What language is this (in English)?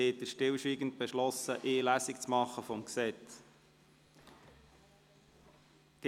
Swiss German